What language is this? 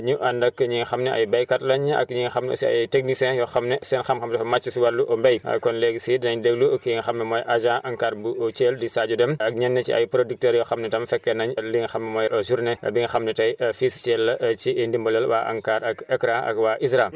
Wolof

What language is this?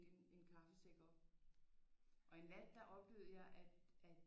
Danish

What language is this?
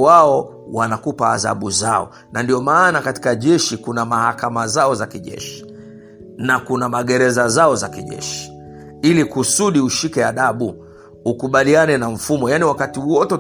Swahili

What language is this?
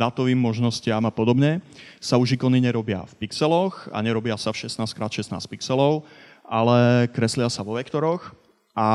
Slovak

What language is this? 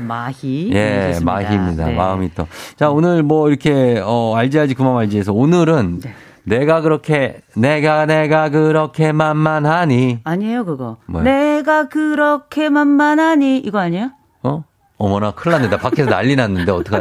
Korean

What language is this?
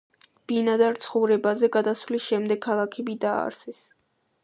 Georgian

